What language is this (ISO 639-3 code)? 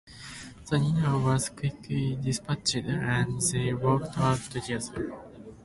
eng